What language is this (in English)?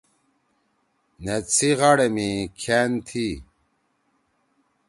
Torwali